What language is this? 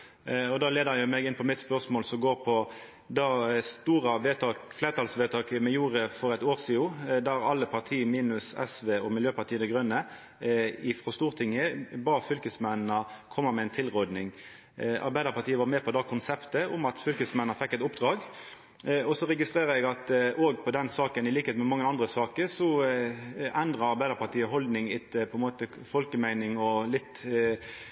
Norwegian Nynorsk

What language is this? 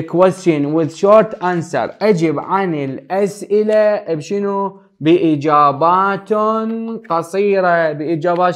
Arabic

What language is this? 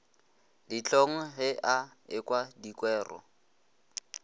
Northern Sotho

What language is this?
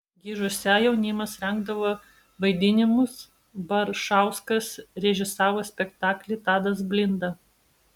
Lithuanian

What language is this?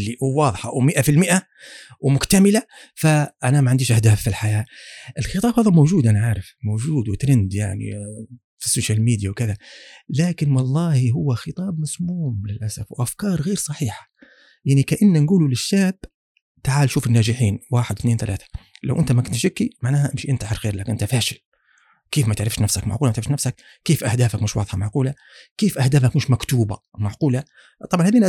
Arabic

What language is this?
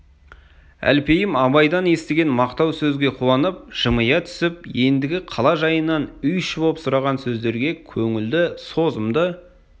Kazakh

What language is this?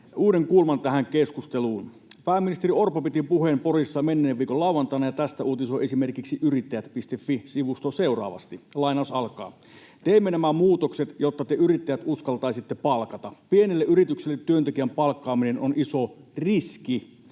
Finnish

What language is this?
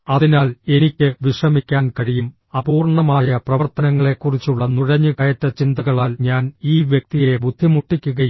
Malayalam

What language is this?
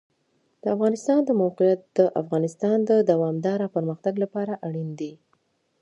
Pashto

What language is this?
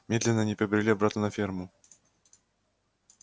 Russian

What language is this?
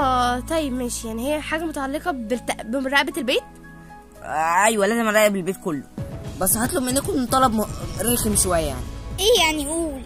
Arabic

